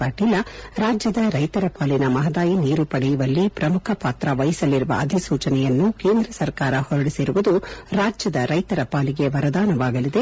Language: Kannada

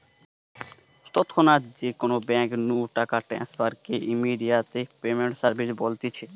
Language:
Bangla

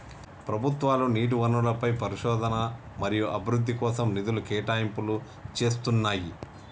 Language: Telugu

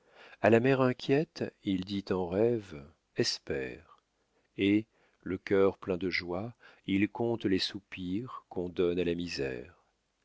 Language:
French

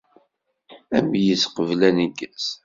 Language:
Kabyle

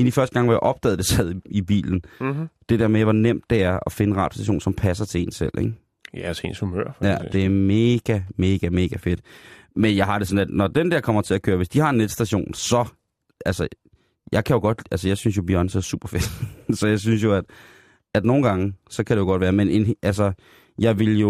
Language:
Danish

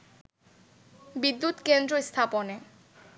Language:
Bangla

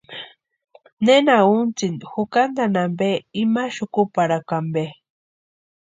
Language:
Western Highland Purepecha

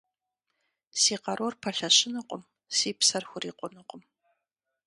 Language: Kabardian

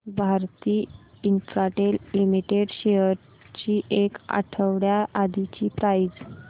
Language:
Marathi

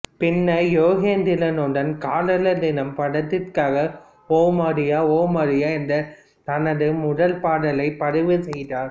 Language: Tamil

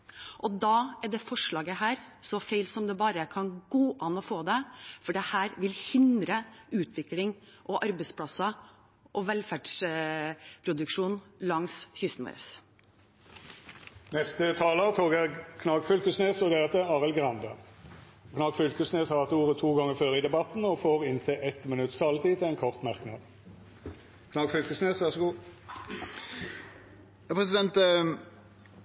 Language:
Norwegian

